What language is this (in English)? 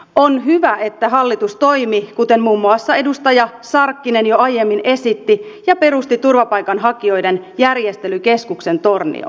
Finnish